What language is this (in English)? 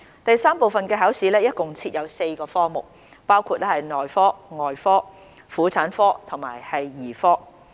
Cantonese